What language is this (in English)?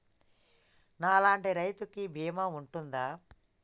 Telugu